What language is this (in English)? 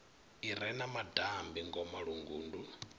Venda